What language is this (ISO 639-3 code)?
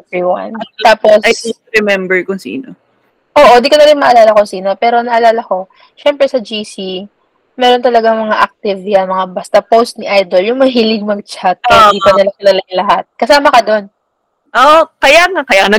fil